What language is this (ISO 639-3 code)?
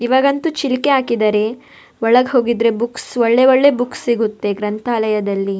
kan